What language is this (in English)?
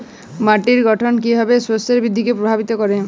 Bangla